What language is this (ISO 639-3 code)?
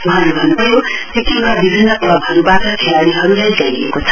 nep